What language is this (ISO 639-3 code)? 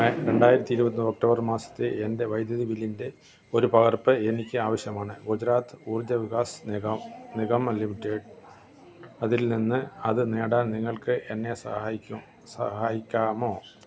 mal